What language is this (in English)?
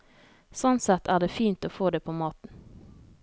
Norwegian